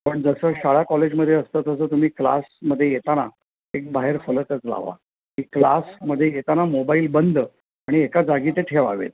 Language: Marathi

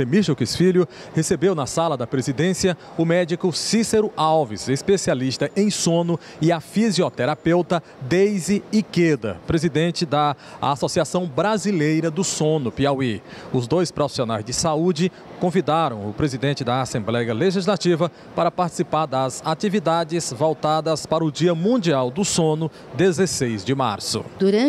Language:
Portuguese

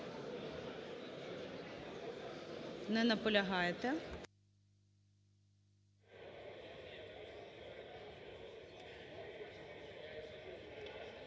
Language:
Ukrainian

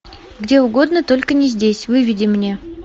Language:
Russian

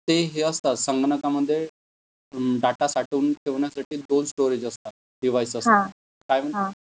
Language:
Marathi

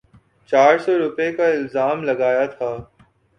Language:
Urdu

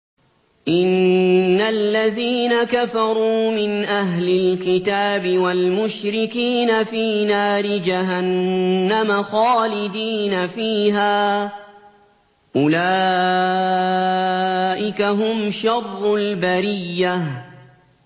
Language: Arabic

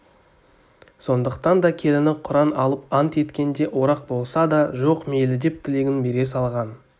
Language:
Kazakh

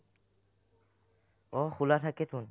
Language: Assamese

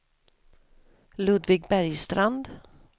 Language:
Swedish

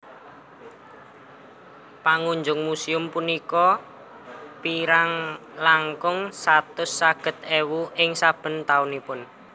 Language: Javanese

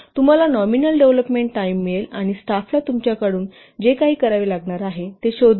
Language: Marathi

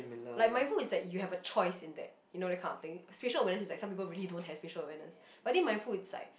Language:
English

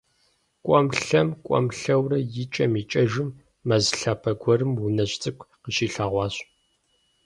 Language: Kabardian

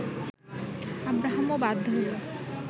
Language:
Bangla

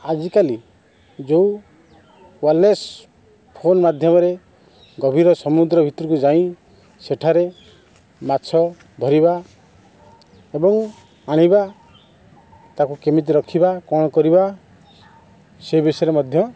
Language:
Odia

